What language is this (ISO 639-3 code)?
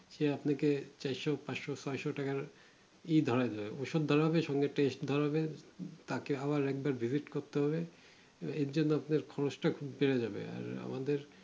ben